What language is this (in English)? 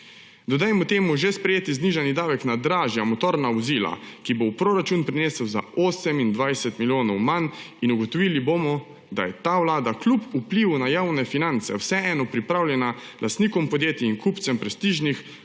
Slovenian